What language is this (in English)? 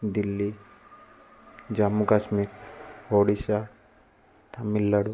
Odia